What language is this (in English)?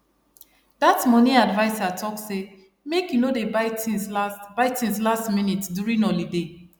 Nigerian Pidgin